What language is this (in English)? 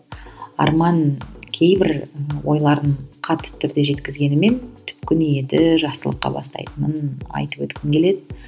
Kazakh